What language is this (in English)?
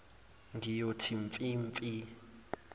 Zulu